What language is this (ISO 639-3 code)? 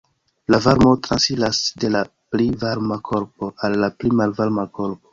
epo